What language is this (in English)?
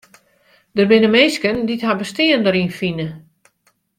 Western Frisian